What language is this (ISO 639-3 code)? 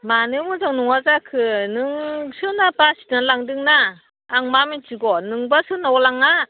brx